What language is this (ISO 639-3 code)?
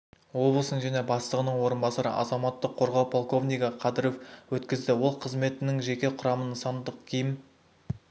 kaz